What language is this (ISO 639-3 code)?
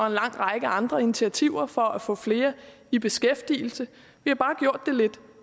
dan